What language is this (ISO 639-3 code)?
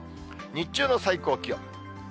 jpn